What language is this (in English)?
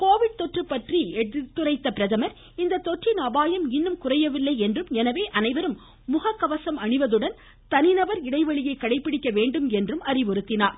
Tamil